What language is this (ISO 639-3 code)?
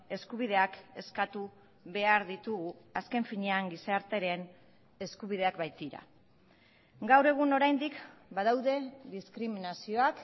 eus